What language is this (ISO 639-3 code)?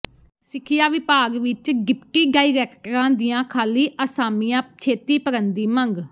pan